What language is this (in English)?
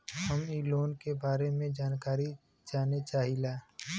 Bhojpuri